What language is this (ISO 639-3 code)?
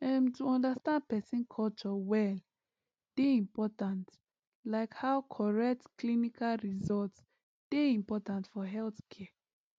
pcm